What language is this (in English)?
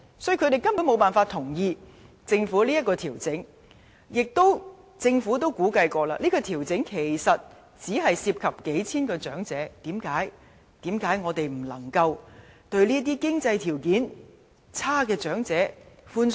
Cantonese